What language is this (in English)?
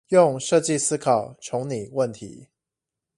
Chinese